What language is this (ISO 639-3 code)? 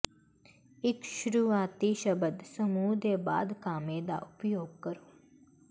pan